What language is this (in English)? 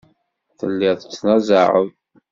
Kabyle